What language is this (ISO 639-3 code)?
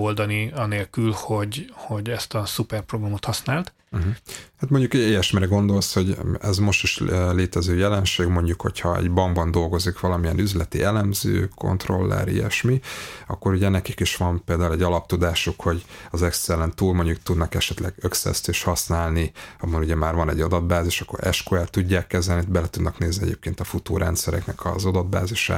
hun